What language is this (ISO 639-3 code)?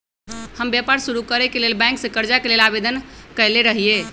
mag